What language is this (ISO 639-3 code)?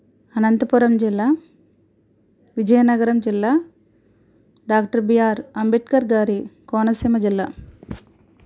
tel